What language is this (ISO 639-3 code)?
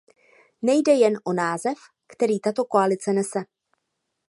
ces